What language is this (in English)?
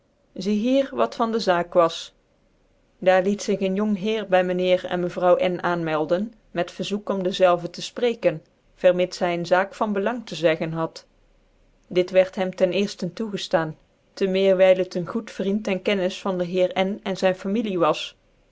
Dutch